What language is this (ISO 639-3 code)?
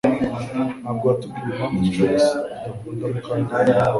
kin